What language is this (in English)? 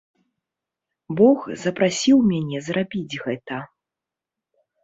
Belarusian